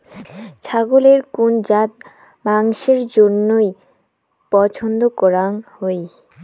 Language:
Bangla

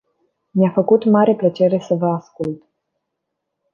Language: Romanian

